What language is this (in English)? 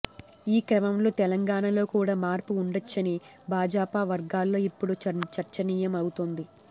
Telugu